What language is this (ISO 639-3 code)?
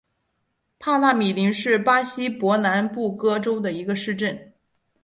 zho